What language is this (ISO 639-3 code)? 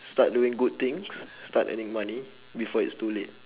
eng